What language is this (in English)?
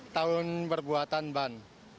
Indonesian